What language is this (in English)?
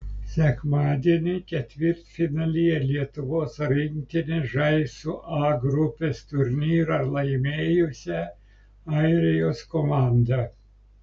Lithuanian